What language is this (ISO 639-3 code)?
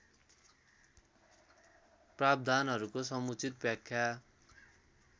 nep